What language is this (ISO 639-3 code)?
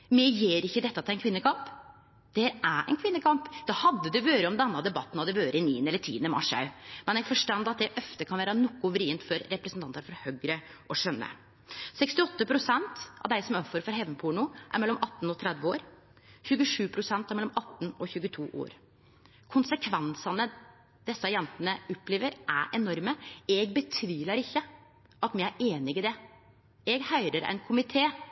nno